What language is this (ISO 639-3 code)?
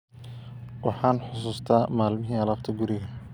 som